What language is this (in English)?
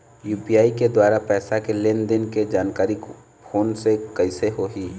Chhattisgarhi